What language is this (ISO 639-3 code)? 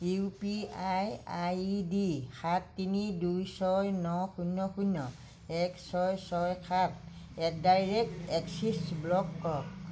asm